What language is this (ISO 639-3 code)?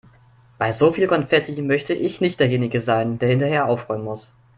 deu